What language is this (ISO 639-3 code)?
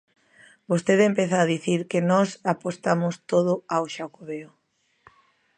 glg